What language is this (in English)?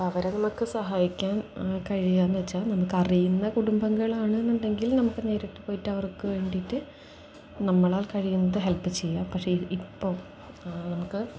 Malayalam